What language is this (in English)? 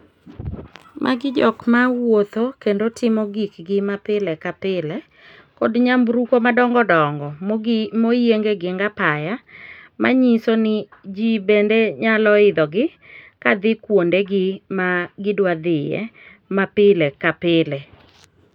Luo (Kenya and Tanzania)